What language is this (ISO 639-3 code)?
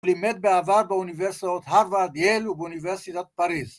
heb